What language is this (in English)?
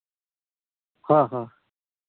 Santali